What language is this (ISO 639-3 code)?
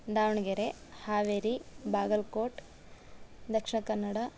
san